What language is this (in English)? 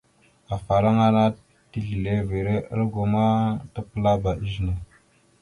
Mada (Cameroon)